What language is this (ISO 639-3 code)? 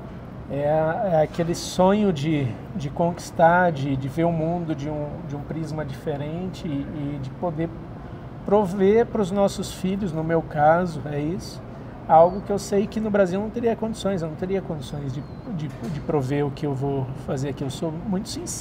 por